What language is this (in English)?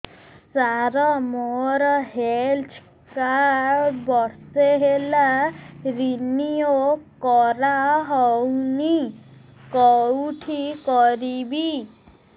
Odia